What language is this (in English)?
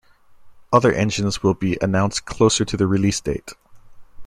English